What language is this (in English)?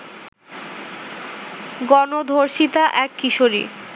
Bangla